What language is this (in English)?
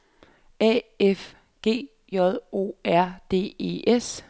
Danish